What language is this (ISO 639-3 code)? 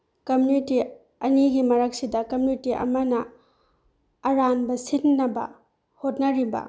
mni